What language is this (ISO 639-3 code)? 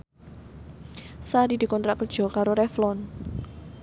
jav